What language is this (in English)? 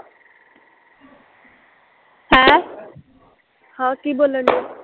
Punjabi